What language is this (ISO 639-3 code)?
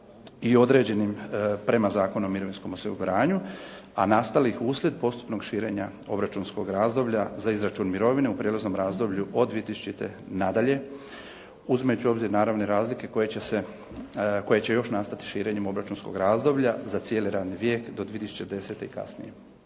hrv